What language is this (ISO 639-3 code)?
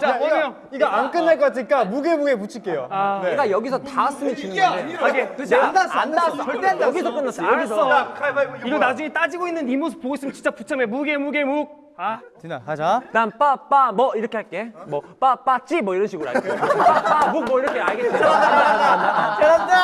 kor